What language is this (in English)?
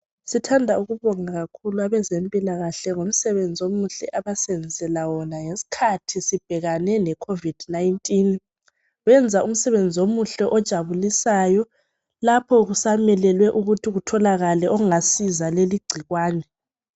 North Ndebele